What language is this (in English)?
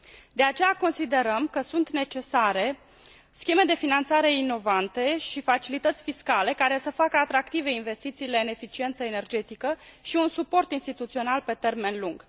Romanian